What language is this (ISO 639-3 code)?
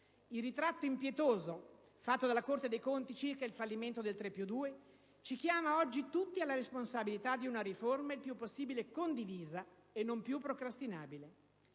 ita